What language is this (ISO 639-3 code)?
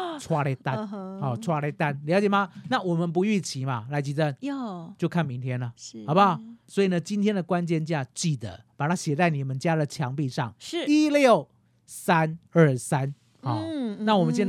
zho